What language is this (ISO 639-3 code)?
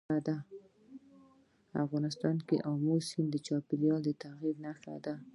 pus